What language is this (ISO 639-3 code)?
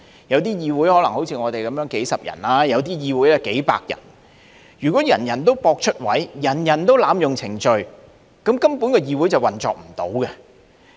yue